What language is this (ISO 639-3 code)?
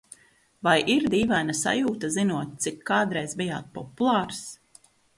lav